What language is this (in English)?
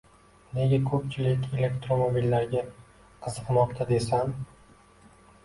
Uzbek